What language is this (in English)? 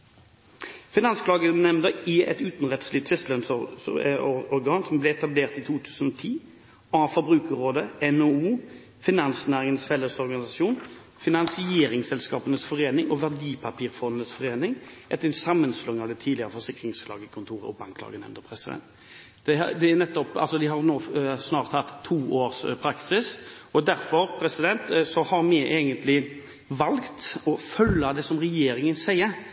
Norwegian Bokmål